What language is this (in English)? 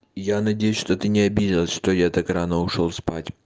Russian